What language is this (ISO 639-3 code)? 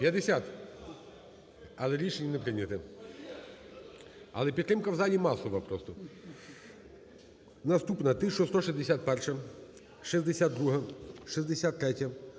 ukr